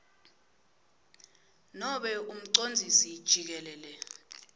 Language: Swati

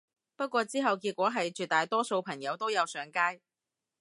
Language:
Cantonese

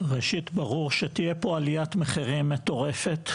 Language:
Hebrew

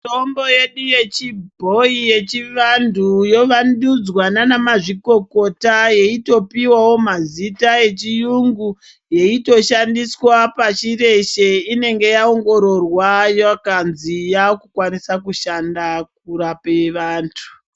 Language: Ndau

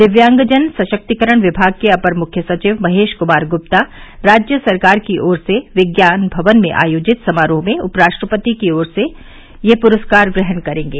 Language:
Hindi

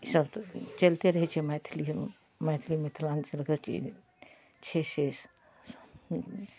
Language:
Maithili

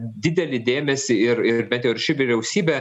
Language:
Lithuanian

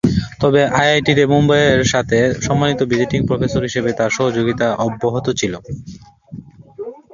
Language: Bangla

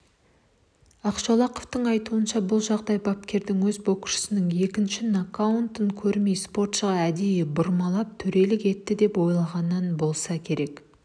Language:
Kazakh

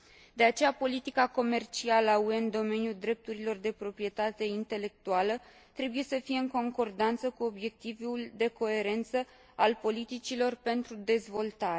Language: Romanian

